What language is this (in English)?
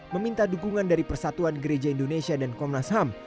Indonesian